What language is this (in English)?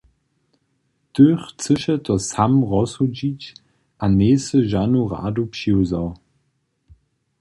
Upper Sorbian